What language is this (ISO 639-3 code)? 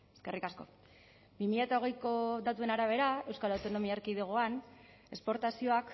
eus